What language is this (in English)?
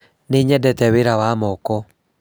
Kikuyu